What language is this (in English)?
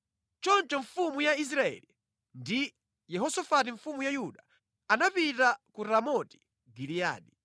Nyanja